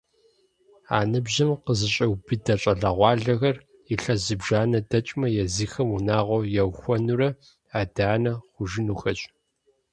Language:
Kabardian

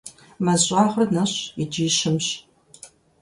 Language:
Kabardian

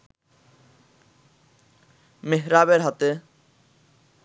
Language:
Bangla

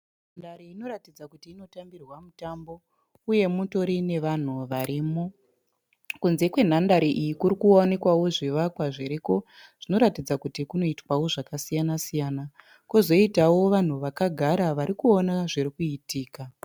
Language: Shona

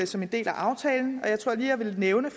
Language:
Danish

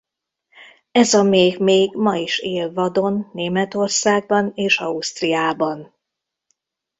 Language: Hungarian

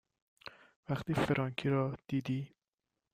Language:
Persian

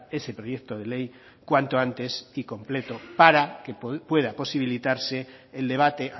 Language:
Spanish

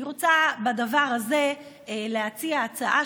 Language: Hebrew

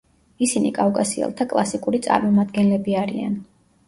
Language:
Georgian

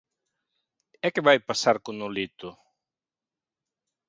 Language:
Galician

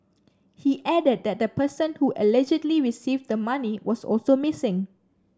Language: English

